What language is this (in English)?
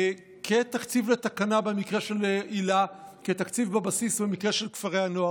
Hebrew